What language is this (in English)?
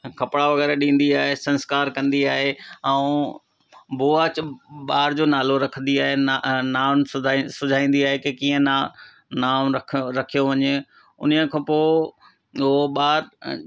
Sindhi